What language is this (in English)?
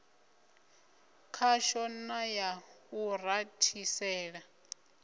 Venda